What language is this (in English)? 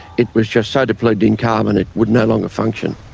English